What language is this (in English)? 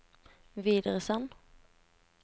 Norwegian